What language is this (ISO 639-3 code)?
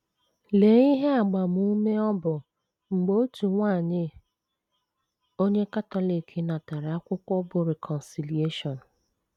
ibo